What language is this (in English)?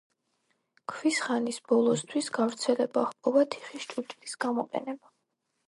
Georgian